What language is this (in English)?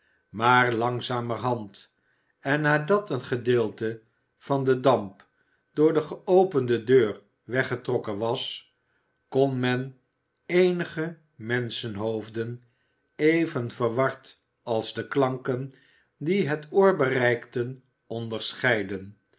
Dutch